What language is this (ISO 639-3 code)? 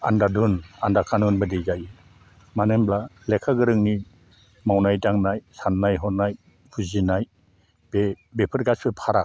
brx